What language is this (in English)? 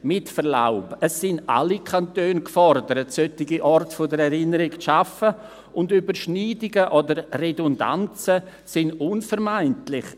Swiss German